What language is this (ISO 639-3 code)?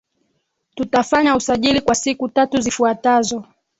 swa